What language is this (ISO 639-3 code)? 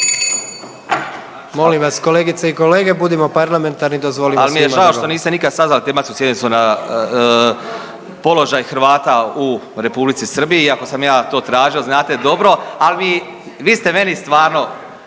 hrv